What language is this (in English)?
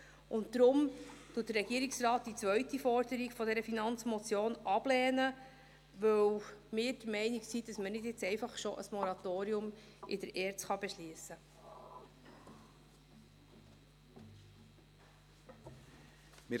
Swiss German